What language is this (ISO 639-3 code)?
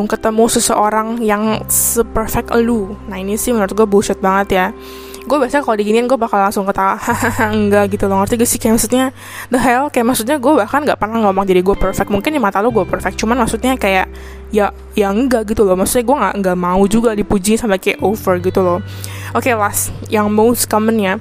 ind